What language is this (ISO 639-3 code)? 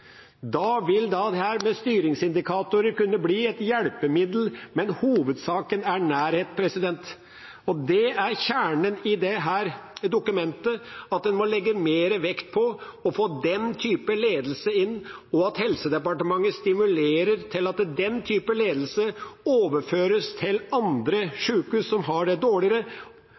nob